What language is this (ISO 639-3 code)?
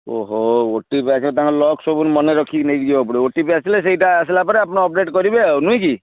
ori